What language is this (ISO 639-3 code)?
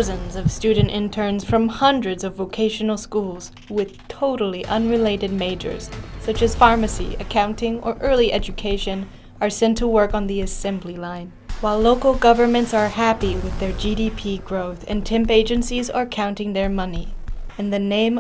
eng